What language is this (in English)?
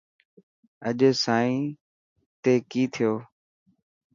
Dhatki